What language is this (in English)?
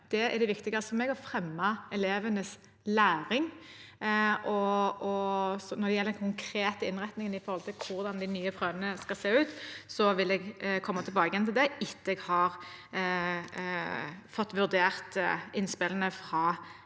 Norwegian